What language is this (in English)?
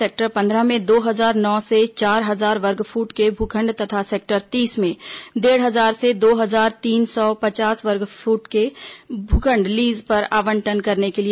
Hindi